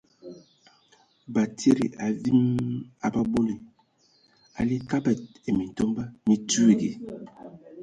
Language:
Ewondo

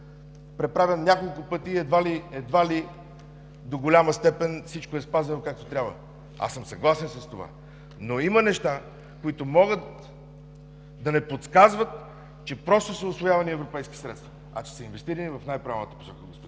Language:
Bulgarian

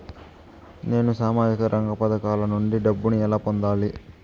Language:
Telugu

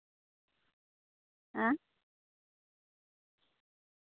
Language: Santali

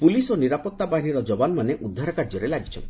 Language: Odia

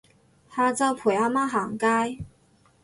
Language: Cantonese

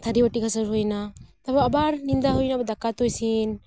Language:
Santali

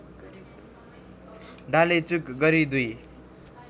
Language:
Nepali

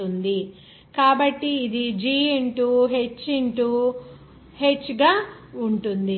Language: Telugu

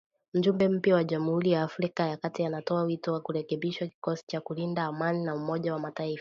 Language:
Swahili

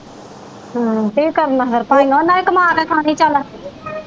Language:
Punjabi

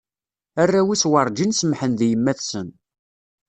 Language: Kabyle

